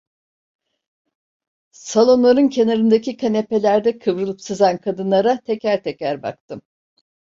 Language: Turkish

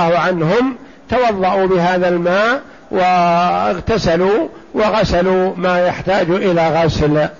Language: Arabic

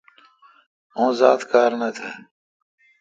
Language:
Kalkoti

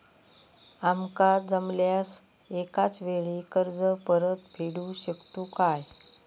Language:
Marathi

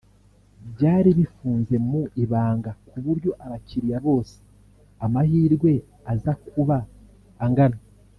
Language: Kinyarwanda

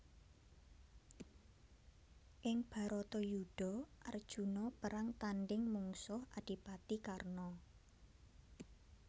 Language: Javanese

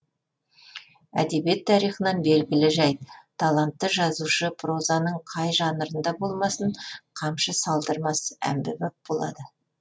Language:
Kazakh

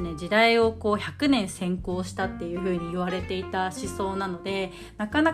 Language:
Japanese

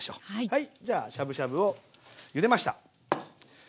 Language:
Japanese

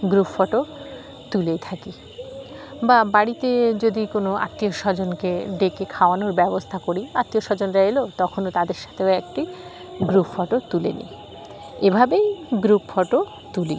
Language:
Bangla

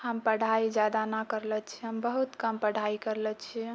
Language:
Maithili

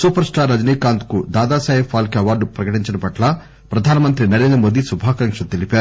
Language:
Telugu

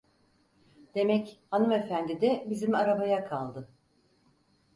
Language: Turkish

